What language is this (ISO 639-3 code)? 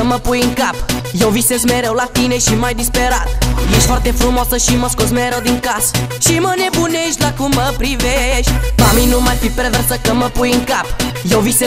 ron